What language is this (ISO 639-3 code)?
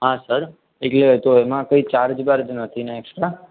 guj